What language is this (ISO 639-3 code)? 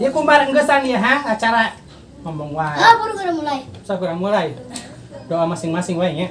ind